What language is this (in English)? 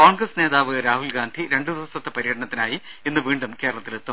Malayalam